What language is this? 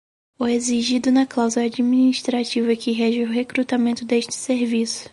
Portuguese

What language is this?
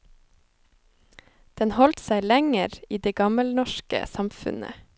Norwegian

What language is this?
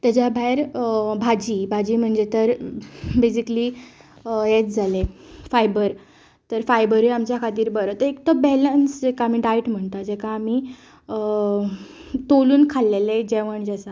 Konkani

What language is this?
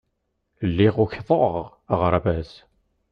Kabyle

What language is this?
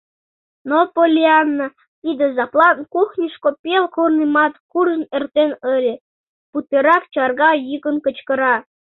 Mari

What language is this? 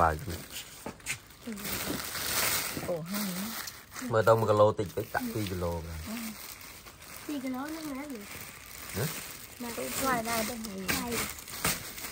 Vietnamese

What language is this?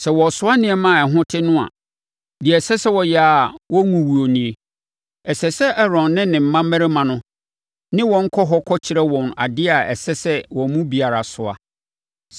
Akan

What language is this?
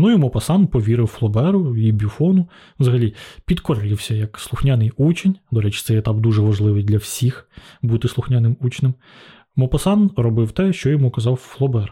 Ukrainian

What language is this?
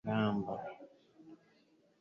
Kinyarwanda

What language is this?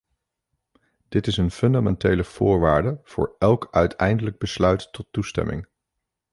Dutch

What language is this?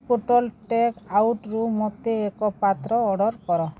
Odia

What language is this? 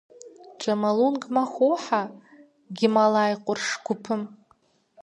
Kabardian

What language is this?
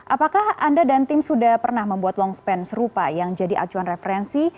Indonesian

